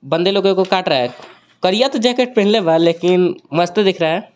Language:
Hindi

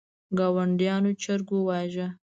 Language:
Pashto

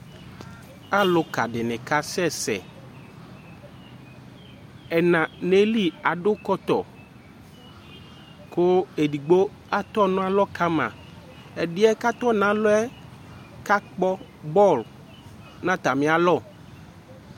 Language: Ikposo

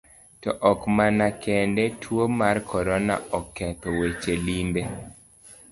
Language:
Luo (Kenya and Tanzania)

